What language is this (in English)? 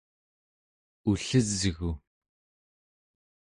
Central Yupik